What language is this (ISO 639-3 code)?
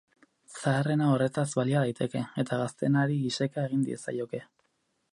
eus